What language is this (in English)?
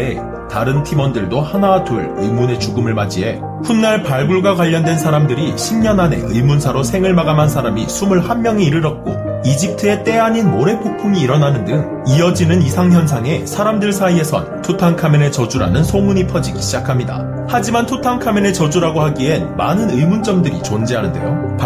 Korean